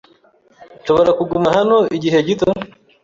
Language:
Kinyarwanda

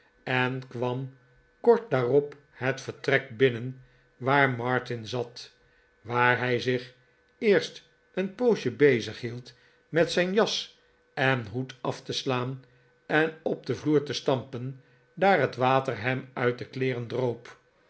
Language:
Dutch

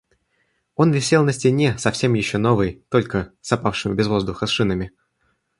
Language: Russian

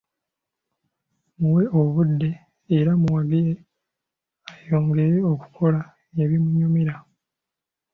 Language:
Ganda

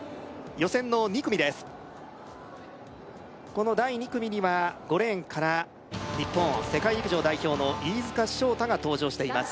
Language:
Japanese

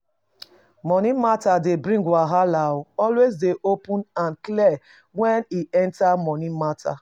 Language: Nigerian Pidgin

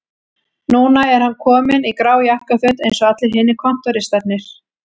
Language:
Icelandic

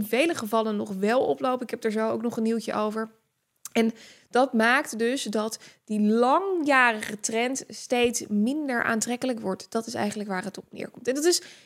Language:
Dutch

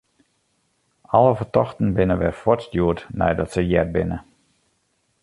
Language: Western Frisian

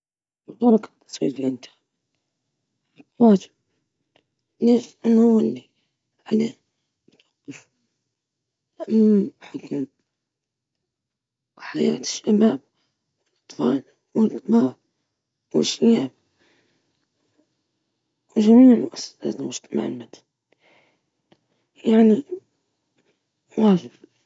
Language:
Libyan Arabic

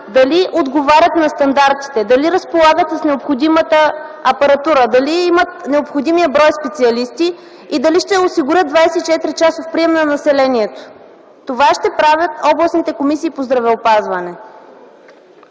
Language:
Bulgarian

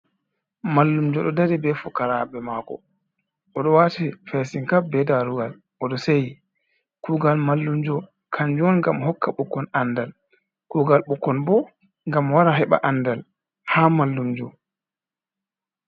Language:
Fula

